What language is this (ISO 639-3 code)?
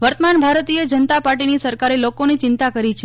guj